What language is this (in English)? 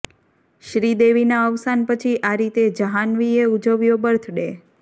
Gujarati